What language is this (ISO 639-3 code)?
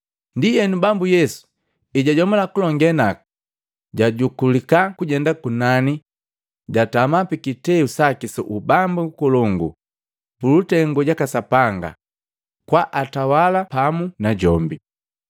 mgv